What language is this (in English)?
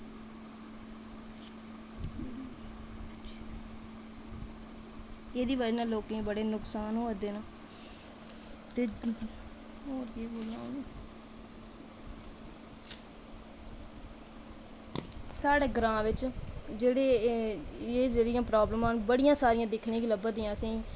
Dogri